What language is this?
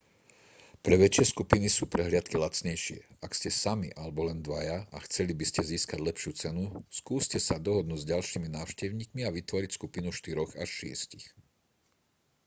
Slovak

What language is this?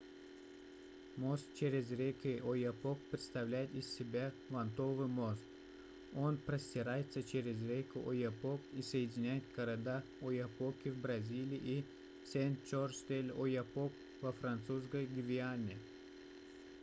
Russian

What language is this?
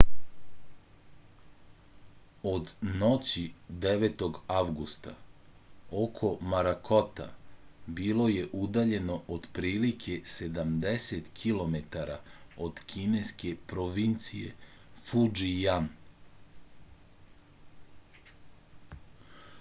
Serbian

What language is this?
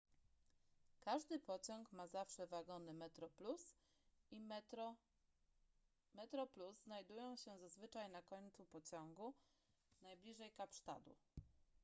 Polish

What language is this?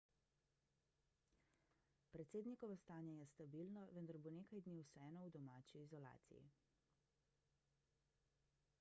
Slovenian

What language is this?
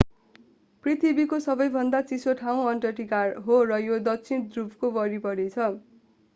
Nepali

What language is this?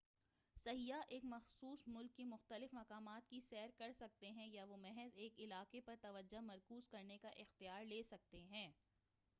Urdu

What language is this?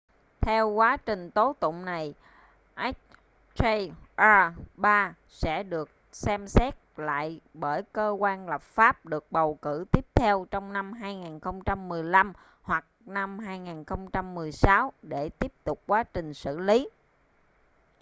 Vietnamese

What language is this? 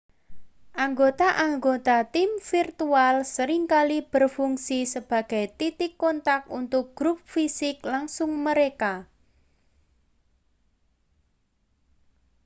Indonesian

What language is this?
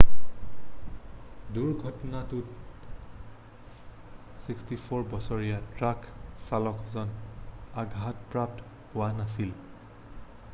Assamese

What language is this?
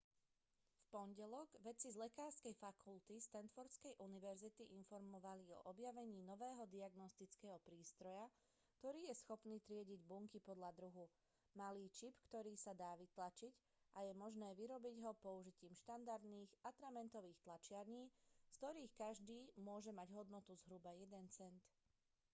Slovak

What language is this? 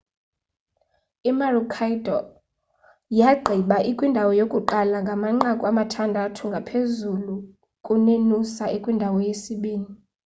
Xhosa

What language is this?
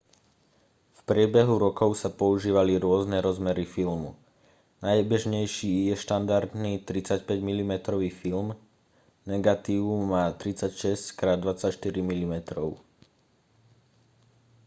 Slovak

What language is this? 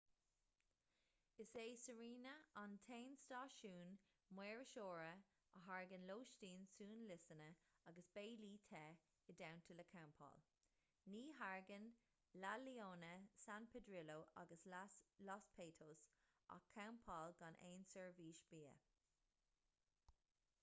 Irish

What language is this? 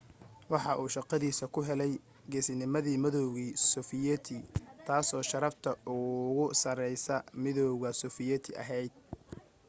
Somali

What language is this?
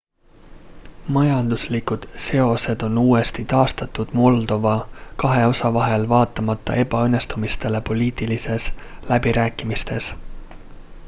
Estonian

